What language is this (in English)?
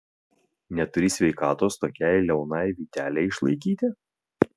Lithuanian